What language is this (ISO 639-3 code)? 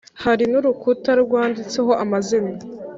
kin